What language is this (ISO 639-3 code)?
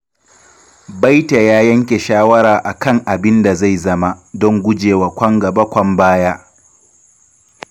hau